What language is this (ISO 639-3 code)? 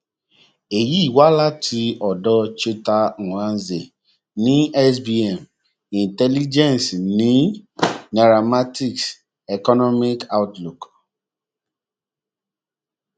yor